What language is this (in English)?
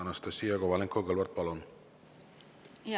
Estonian